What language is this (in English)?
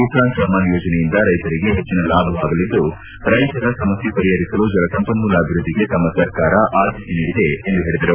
Kannada